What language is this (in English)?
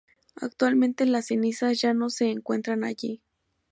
Spanish